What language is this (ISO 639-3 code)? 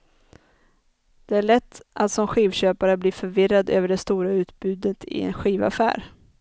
swe